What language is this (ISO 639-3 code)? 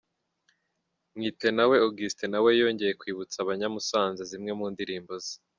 kin